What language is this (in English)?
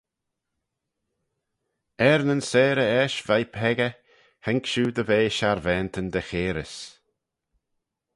Manx